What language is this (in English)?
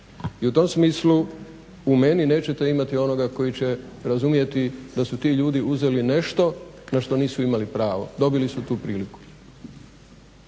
Croatian